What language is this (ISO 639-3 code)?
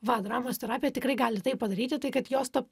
lit